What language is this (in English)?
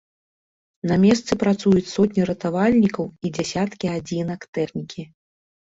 Belarusian